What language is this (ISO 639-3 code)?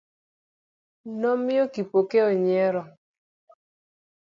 luo